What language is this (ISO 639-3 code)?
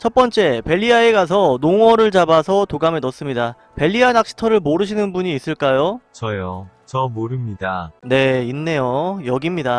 kor